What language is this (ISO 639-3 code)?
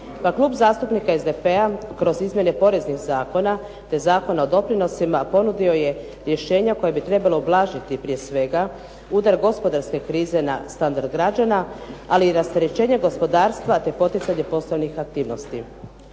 hrv